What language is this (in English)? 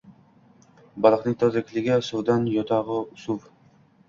Uzbek